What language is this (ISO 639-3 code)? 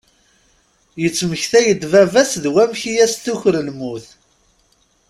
kab